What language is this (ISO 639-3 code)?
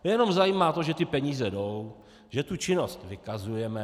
ces